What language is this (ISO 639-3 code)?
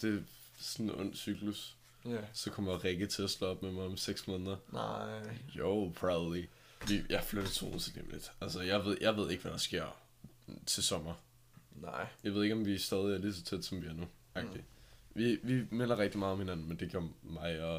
dan